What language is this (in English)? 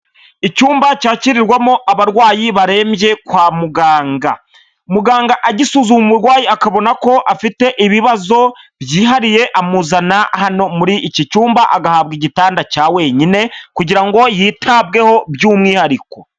Kinyarwanda